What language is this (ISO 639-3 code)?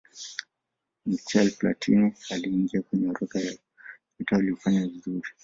swa